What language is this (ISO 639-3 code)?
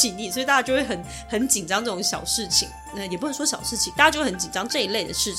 zho